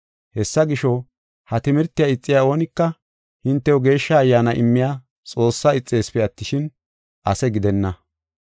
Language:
Gofa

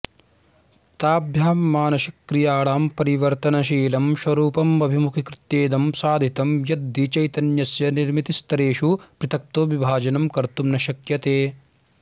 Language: Sanskrit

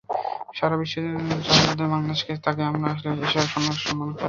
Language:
Bangla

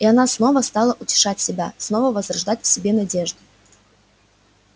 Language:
Russian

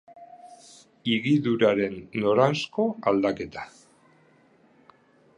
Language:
Basque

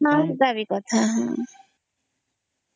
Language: Odia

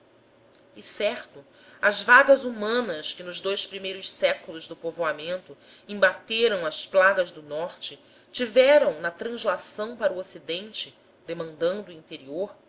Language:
Portuguese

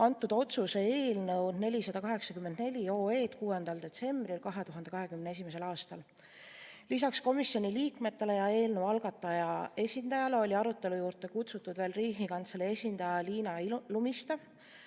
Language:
Estonian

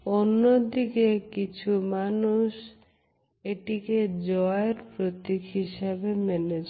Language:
Bangla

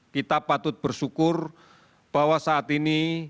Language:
Indonesian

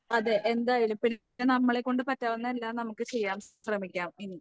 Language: Malayalam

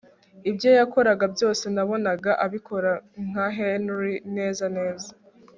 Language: Kinyarwanda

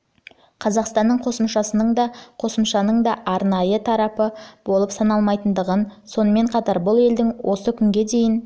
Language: Kazakh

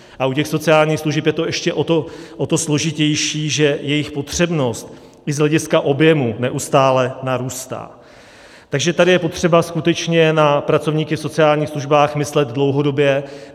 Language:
Czech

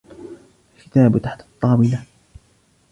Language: Arabic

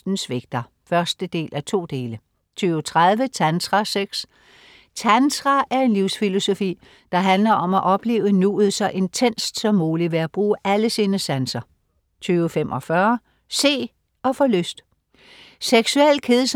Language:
Danish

